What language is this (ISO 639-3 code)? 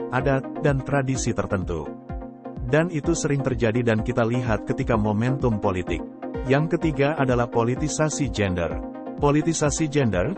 ind